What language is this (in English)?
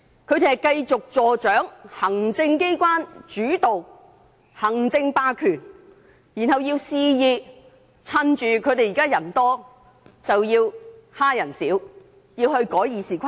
Cantonese